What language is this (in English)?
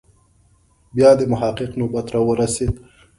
Pashto